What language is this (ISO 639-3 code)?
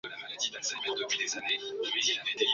swa